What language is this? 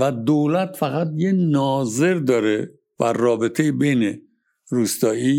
Persian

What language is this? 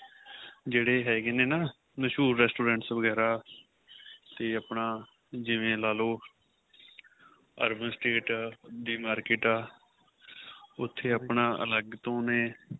Punjabi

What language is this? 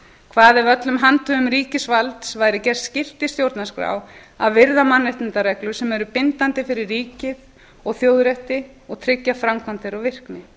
Icelandic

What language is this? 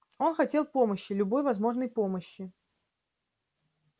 Russian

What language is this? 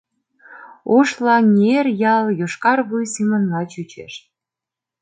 Mari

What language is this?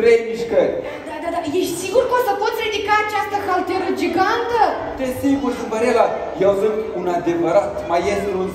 Romanian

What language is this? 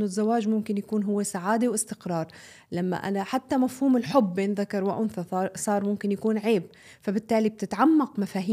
Arabic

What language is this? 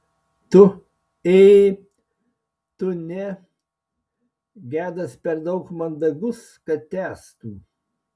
Lithuanian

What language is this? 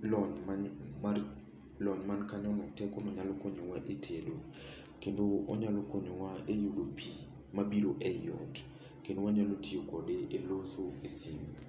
Luo (Kenya and Tanzania)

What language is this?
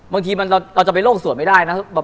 Thai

